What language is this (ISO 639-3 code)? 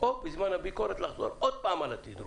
heb